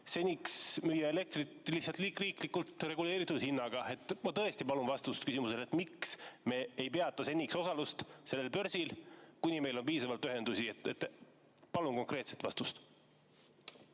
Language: Estonian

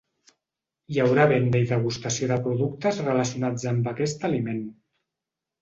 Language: Catalan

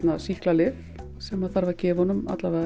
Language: Icelandic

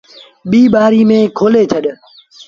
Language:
Sindhi Bhil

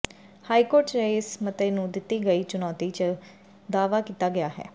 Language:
Punjabi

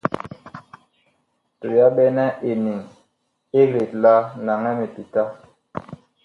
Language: Bakoko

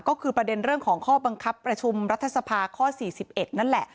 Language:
Thai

